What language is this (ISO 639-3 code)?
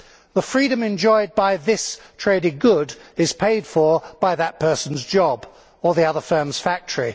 eng